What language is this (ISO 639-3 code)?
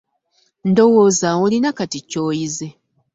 lug